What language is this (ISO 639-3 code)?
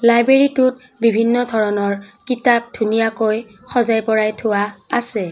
asm